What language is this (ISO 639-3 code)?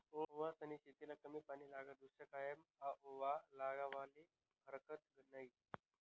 mar